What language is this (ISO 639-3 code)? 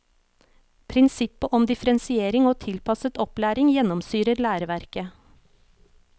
nor